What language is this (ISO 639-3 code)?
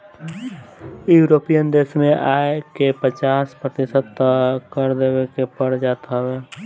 bho